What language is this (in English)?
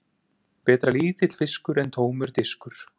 Icelandic